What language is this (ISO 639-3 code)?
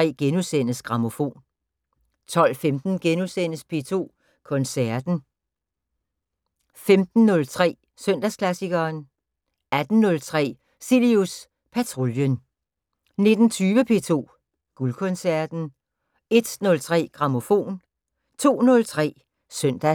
dan